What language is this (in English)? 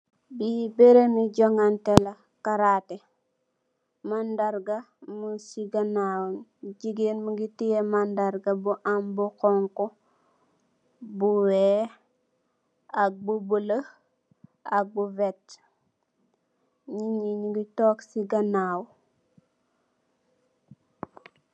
Wolof